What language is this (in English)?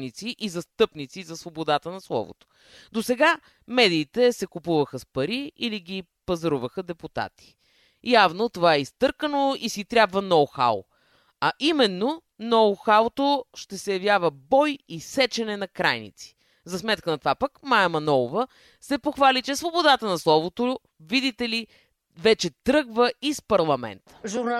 Bulgarian